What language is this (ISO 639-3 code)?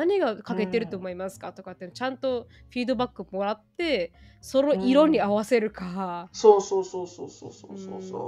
jpn